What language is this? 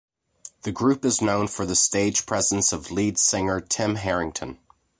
English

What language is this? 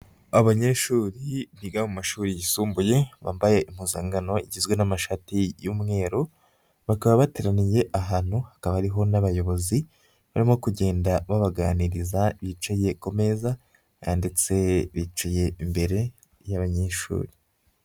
Kinyarwanda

